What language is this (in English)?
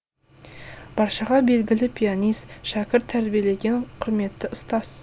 Kazakh